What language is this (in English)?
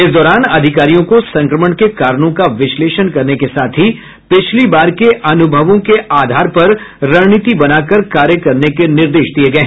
Hindi